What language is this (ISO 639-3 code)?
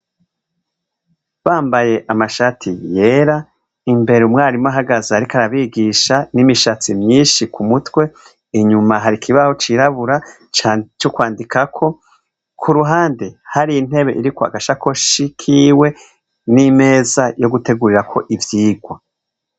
run